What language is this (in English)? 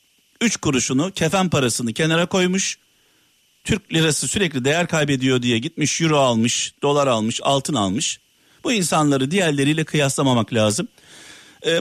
Turkish